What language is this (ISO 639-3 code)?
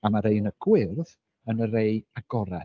cym